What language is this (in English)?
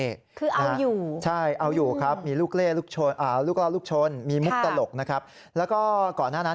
Thai